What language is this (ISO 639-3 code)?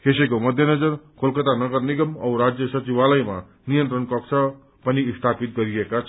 nep